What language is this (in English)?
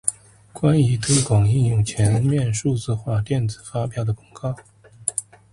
Chinese